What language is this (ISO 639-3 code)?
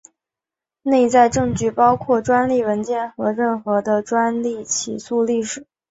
zho